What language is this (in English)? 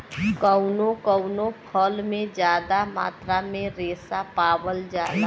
Bhojpuri